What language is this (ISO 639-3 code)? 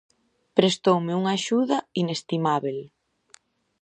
glg